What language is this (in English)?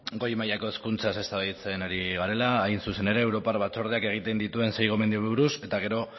Basque